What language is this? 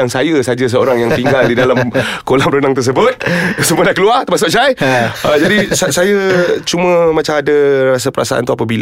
Malay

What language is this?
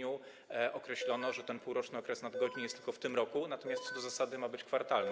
Polish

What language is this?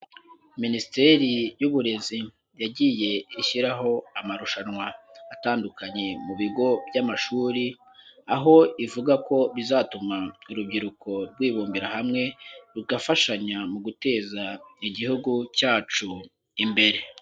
Kinyarwanda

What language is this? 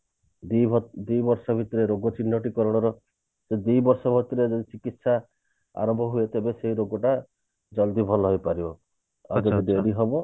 Odia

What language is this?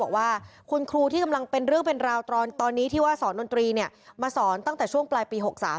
Thai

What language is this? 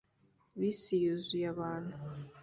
Kinyarwanda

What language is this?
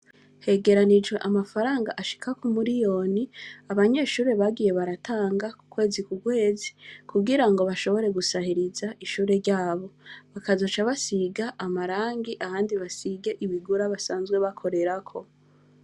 Rundi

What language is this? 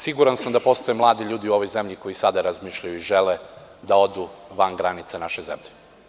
Serbian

